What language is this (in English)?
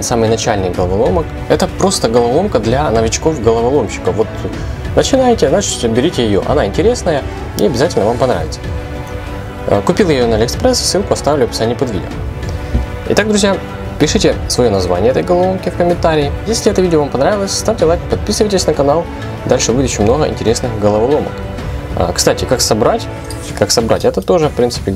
Russian